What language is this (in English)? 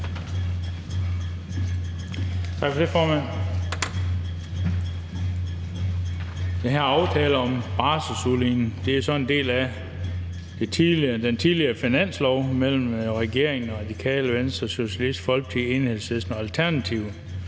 Danish